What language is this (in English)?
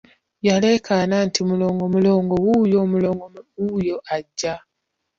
Ganda